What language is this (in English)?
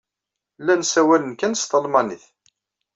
Kabyle